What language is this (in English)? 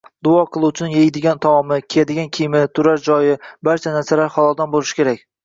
Uzbek